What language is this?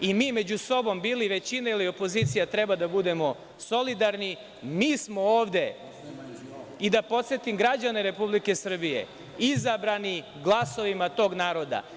Serbian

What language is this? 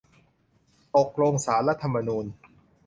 Thai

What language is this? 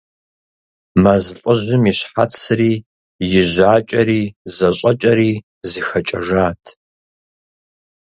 Kabardian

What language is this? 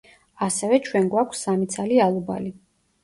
Georgian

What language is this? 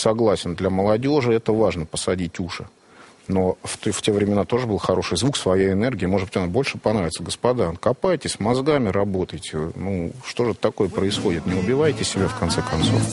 Russian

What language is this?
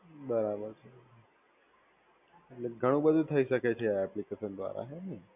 Gujarati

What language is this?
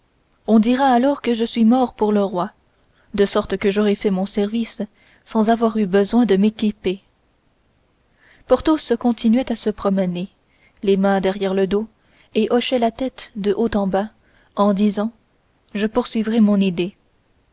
French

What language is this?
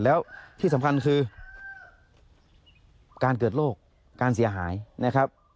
Thai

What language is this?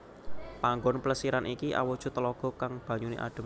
Javanese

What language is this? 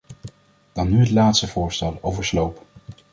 Dutch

